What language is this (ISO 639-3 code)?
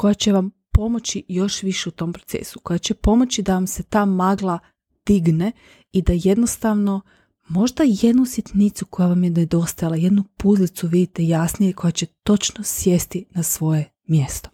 hrv